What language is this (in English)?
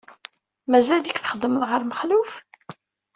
Kabyle